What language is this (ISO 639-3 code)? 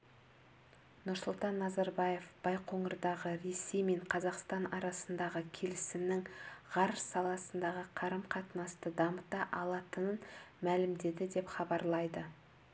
kaz